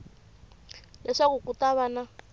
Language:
Tsonga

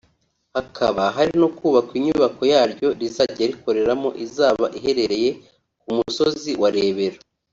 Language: Kinyarwanda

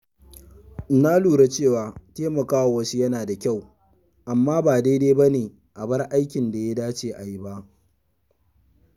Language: Hausa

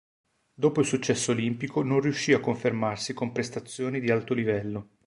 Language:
Italian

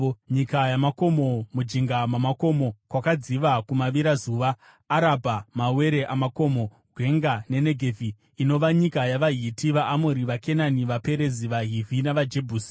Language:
Shona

